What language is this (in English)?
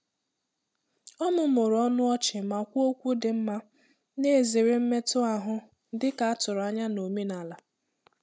Igbo